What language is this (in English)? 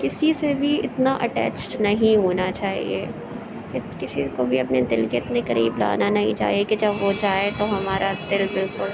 Urdu